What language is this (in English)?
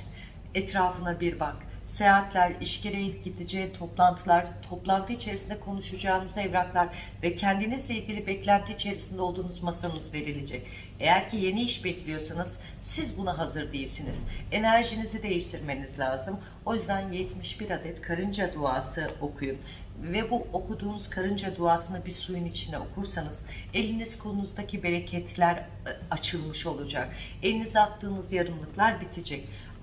Turkish